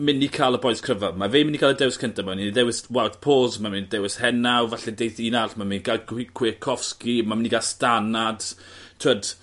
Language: Welsh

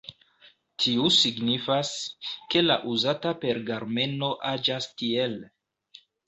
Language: Esperanto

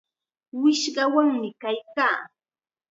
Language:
Chiquián Ancash Quechua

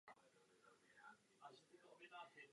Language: Czech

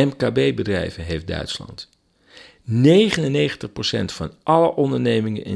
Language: Dutch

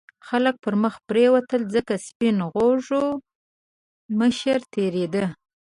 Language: Pashto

